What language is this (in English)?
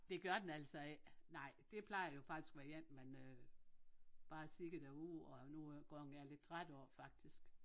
Danish